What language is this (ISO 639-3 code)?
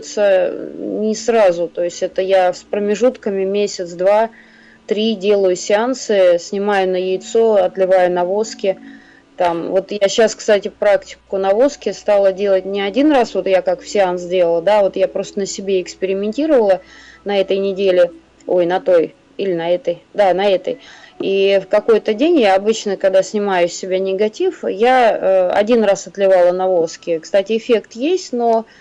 rus